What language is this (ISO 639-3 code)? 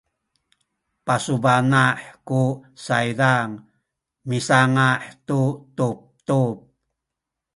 szy